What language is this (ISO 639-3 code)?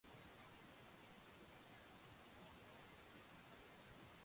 swa